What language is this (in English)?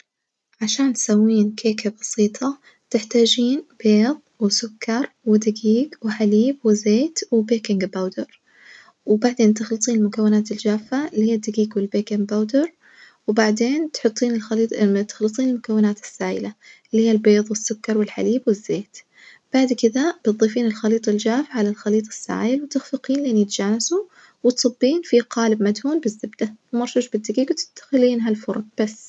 Najdi Arabic